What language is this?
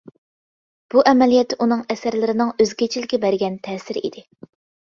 Uyghur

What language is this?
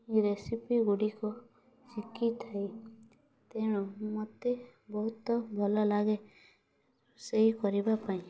Odia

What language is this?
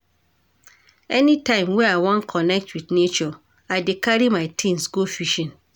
Nigerian Pidgin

